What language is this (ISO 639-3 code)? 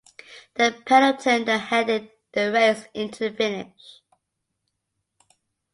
eng